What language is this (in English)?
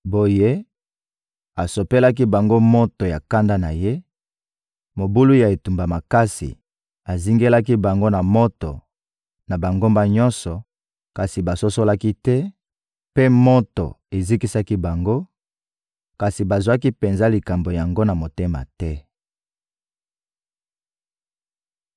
Lingala